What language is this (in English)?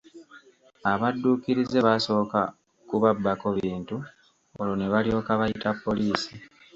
Ganda